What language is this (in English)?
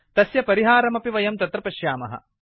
Sanskrit